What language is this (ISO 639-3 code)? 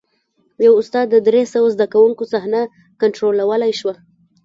pus